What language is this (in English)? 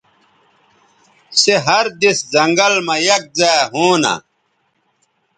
Bateri